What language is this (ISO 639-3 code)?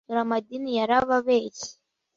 kin